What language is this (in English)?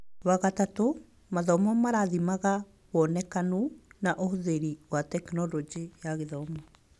Kikuyu